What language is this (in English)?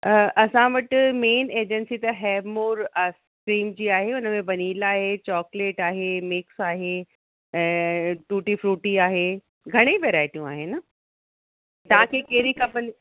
Sindhi